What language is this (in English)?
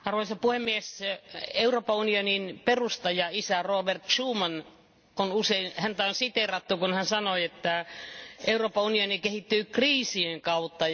Finnish